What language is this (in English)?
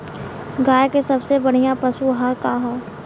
Bhojpuri